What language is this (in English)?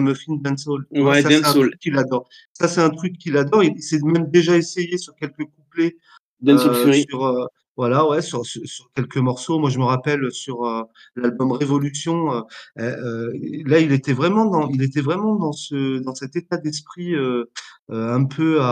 French